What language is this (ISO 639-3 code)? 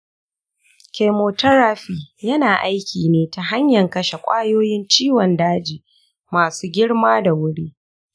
hau